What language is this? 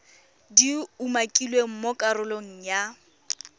Tswana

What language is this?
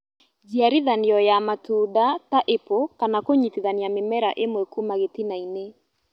Kikuyu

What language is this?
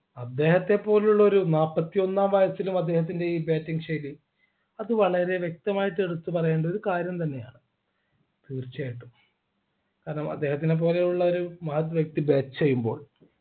Malayalam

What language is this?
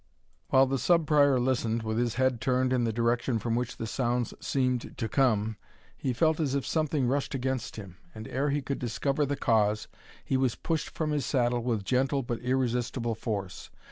English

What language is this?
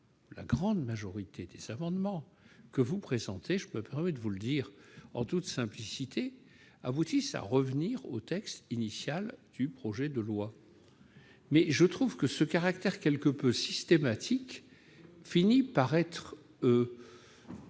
French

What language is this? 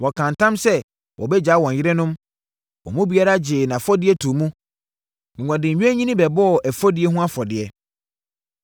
Akan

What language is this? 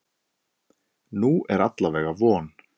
Icelandic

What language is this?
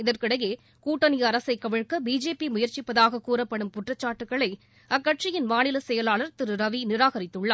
Tamil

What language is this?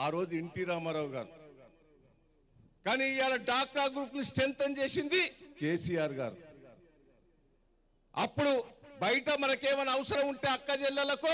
Turkish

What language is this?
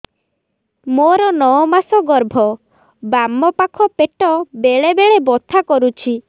Odia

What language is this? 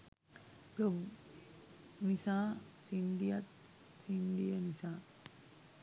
Sinhala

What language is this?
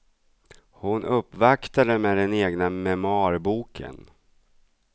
Swedish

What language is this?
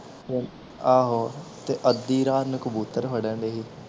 Punjabi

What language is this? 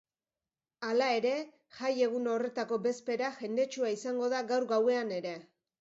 Basque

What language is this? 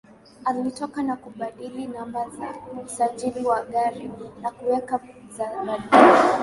Swahili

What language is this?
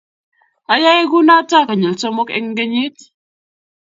Kalenjin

